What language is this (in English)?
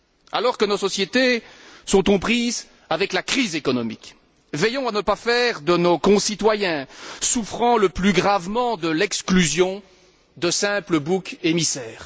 French